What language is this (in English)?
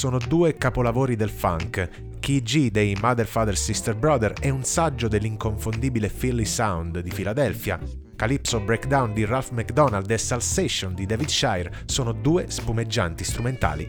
Italian